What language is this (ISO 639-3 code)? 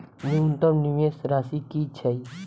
mai